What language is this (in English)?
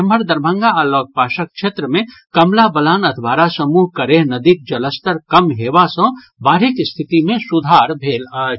Maithili